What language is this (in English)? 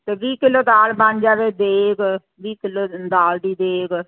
Punjabi